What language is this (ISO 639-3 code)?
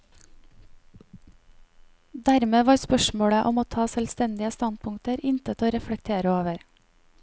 nor